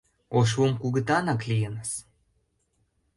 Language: Mari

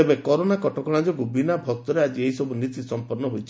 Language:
Odia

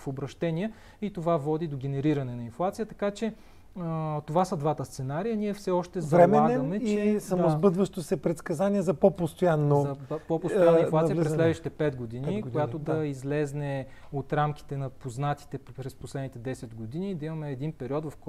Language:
Bulgarian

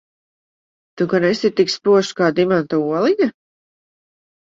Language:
Latvian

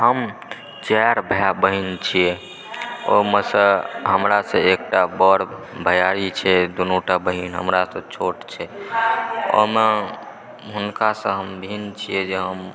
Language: Maithili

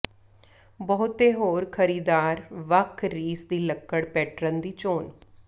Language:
Punjabi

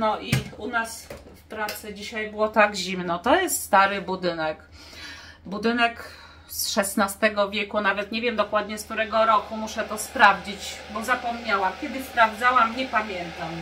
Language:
Polish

